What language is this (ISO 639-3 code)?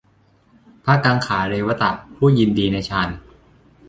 tha